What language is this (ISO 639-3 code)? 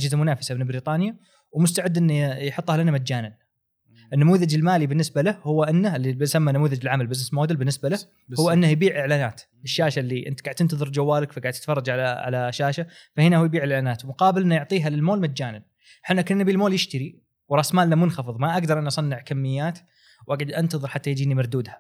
ara